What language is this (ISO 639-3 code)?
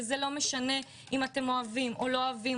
heb